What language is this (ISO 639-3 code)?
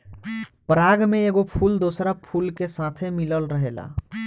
bho